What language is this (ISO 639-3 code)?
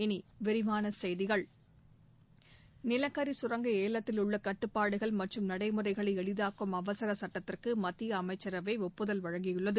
tam